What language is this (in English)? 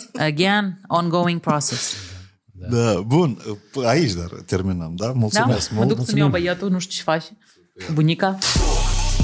Romanian